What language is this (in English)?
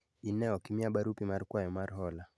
Luo (Kenya and Tanzania)